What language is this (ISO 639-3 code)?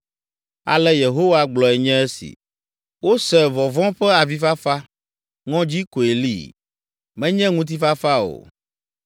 ewe